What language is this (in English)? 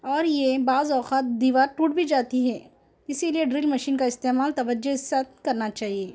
Urdu